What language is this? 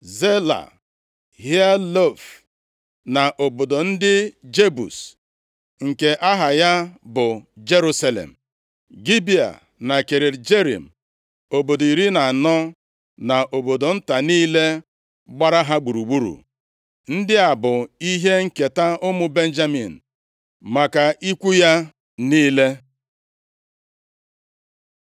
Igbo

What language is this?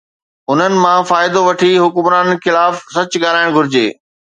Sindhi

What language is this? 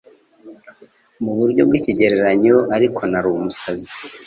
Kinyarwanda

